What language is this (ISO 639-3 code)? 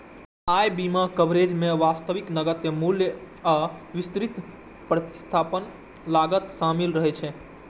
mai